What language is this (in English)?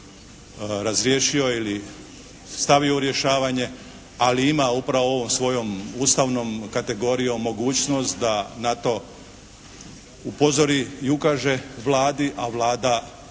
Croatian